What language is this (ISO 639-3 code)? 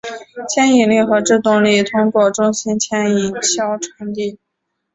zho